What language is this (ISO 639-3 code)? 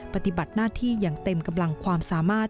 tha